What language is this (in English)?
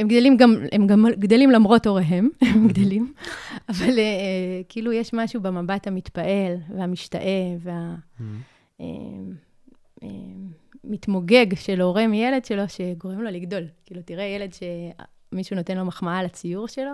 Hebrew